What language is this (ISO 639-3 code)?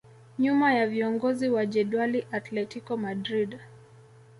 swa